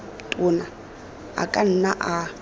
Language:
Tswana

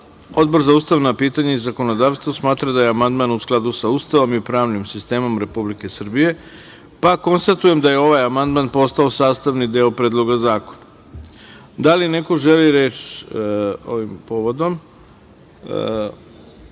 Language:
Serbian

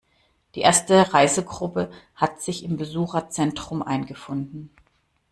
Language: German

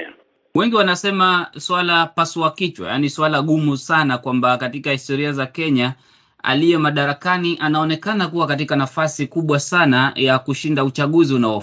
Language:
Swahili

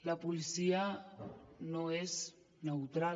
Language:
Catalan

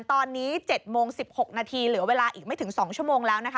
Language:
Thai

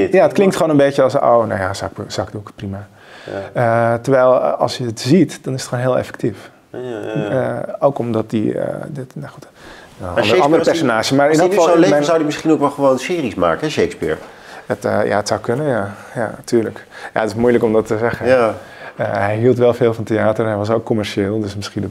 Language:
Dutch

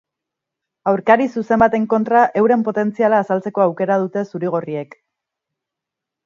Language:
Basque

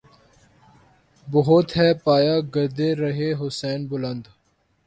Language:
Urdu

